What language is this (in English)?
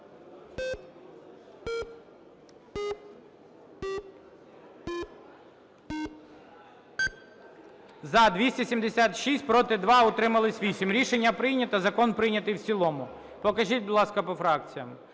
Ukrainian